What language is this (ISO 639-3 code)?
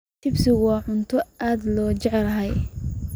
som